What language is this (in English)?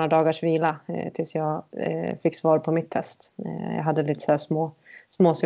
Swedish